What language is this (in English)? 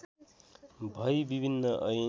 Nepali